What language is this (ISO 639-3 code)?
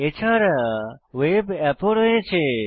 ben